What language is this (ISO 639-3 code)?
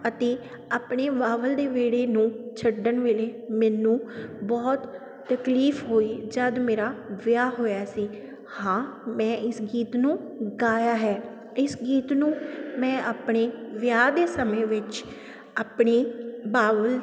pan